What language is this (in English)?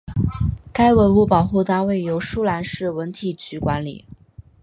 Chinese